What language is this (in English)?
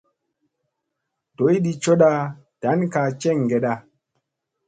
Musey